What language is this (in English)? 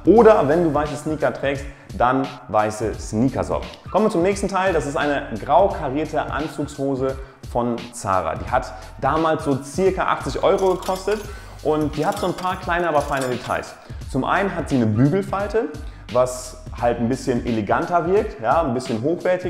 German